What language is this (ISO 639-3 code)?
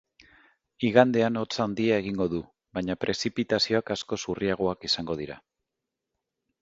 eus